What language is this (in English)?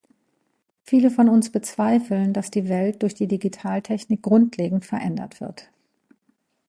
German